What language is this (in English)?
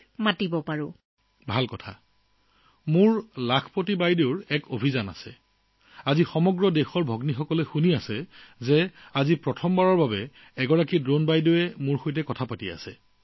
Assamese